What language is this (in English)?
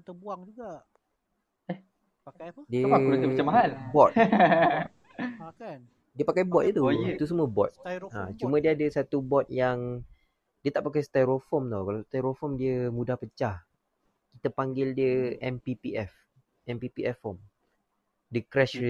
Malay